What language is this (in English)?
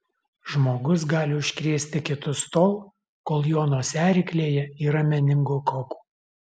Lithuanian